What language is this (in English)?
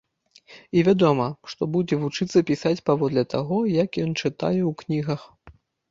Belarusian